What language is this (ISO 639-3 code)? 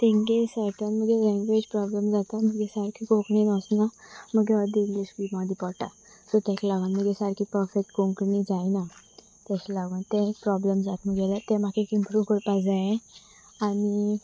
kok